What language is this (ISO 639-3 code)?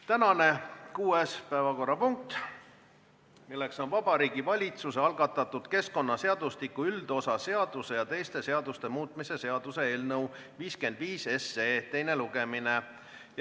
est